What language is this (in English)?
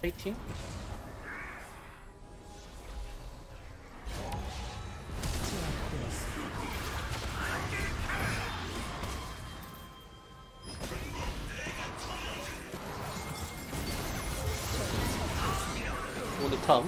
Korean